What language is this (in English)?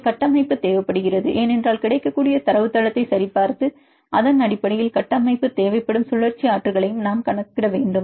Tamil